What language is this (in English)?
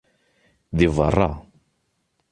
Kabyle